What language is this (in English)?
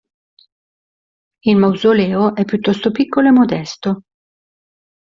Italian